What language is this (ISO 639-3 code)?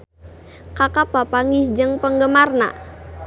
sun